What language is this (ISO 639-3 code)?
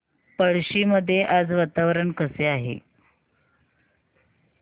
mar